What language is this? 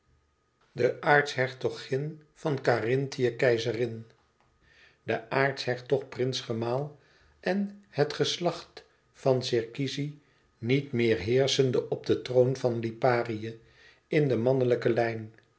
Dutch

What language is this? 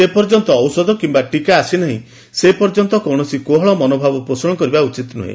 Odia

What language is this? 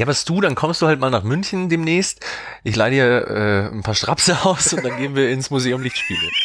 German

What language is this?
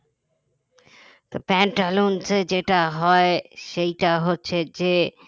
Bangla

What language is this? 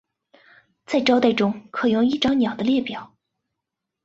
Chinese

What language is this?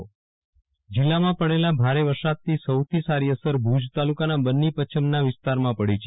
Gujarati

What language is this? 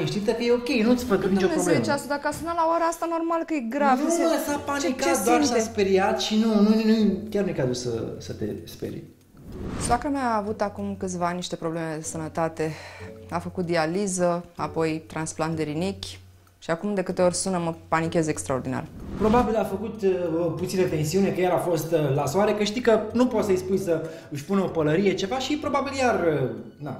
Romanian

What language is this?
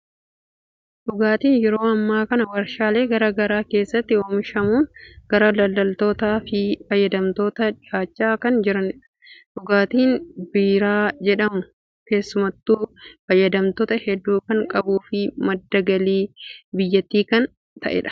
Oromo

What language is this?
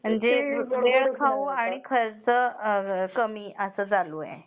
Marathi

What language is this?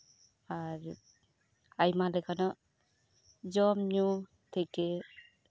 Santali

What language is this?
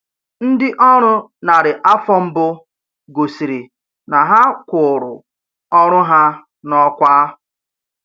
Igbo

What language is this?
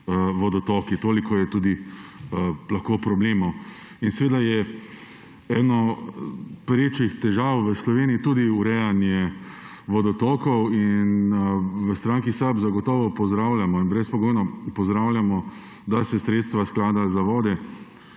Slovenian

